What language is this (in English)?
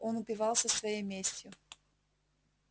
Russian